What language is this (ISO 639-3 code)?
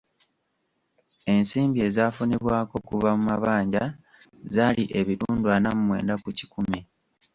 lug